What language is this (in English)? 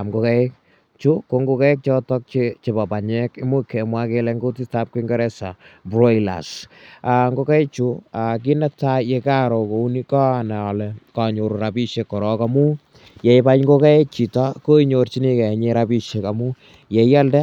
Kalenjin